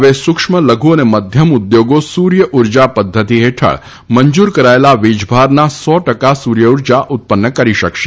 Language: Gujarati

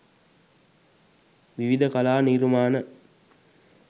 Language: Sinhala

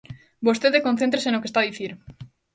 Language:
Galician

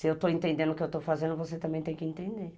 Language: Portuguese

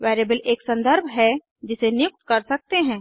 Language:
Hindi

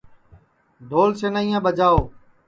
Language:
Sansi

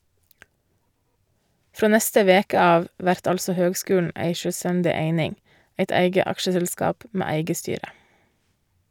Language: Norwegian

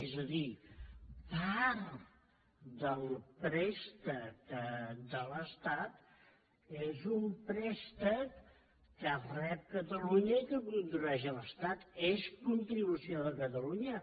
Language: Catalan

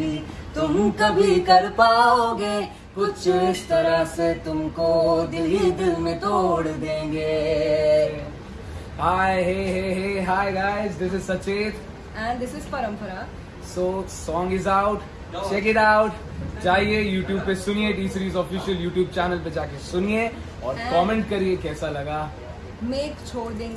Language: Hindi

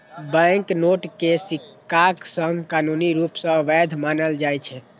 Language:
Maithili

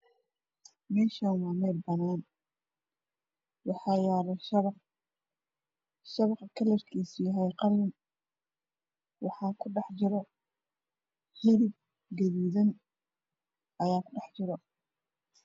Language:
Somali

